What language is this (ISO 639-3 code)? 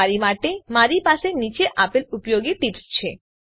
guj